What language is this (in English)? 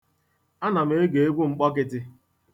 Igbo